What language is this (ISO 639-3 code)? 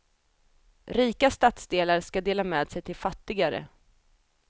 swe